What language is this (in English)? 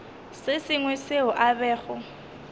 Northern Sotho